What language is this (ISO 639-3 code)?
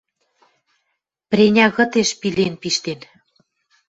mrj